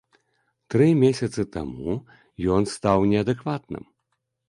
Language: Belarusian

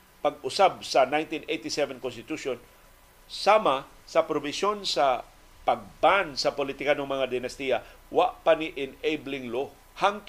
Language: Filipino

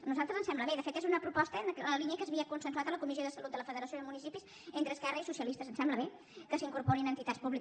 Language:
Catalan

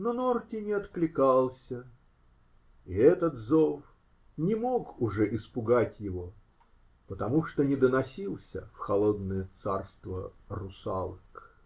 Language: Russian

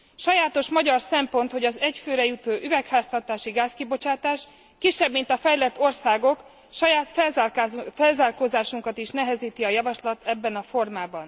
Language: Hungarian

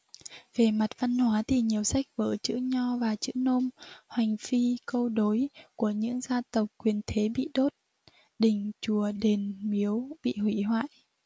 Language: Vietnamese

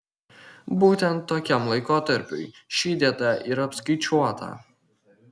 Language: Lithuanian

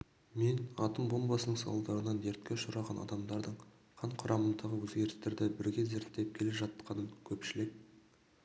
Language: Kazakh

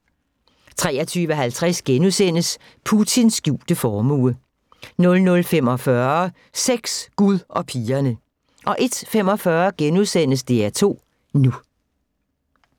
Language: Danish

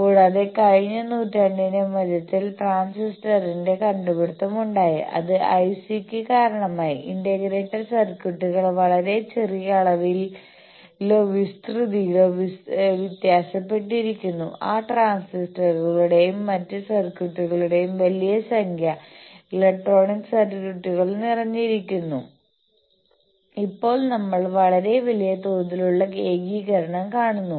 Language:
Malayalam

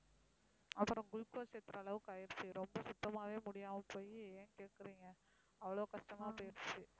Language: Tamil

